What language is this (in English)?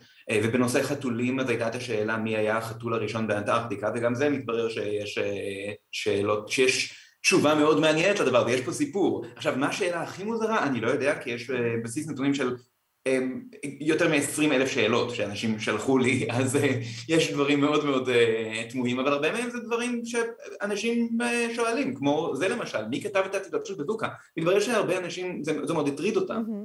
Hebrew